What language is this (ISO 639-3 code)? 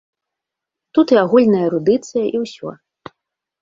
bel